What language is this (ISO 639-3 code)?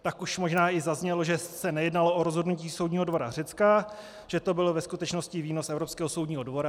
ces